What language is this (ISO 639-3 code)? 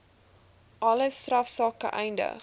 afr